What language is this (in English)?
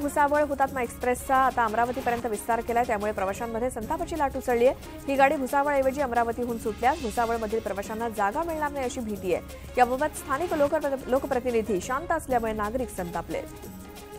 Romanian